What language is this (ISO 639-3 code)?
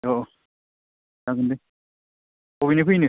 brx